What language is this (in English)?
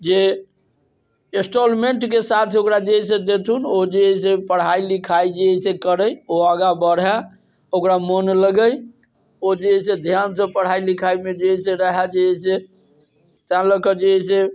Maithili